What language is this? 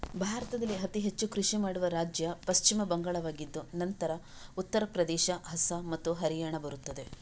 Kannada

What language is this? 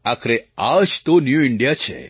Gujarati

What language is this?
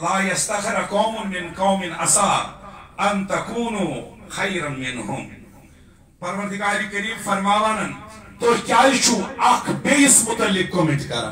Romanian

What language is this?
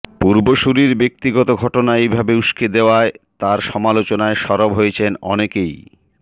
Bangla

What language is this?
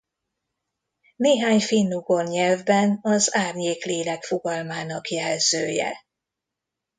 Hungarian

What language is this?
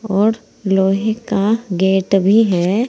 Hindi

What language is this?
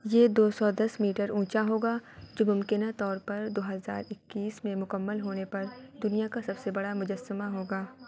Urdu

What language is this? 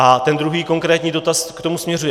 Czech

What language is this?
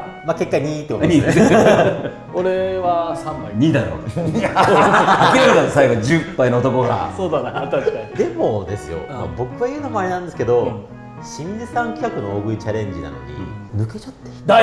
Japanese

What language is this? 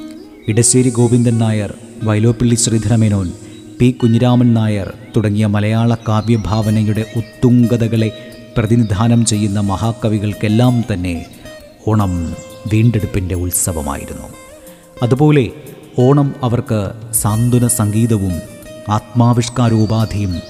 Malayalam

